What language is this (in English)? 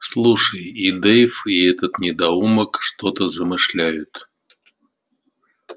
Russian